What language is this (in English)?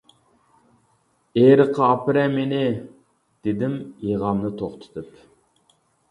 Uyghur